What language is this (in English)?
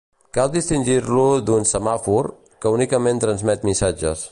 Catalan